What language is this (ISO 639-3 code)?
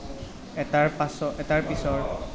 asm